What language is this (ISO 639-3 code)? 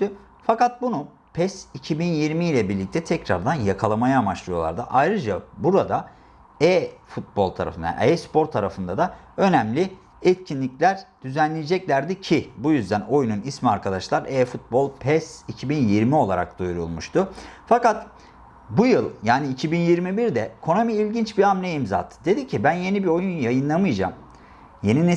tur